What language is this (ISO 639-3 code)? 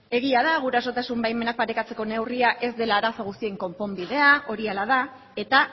eus